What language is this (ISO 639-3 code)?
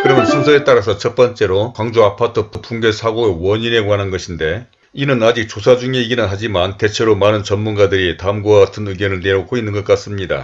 kor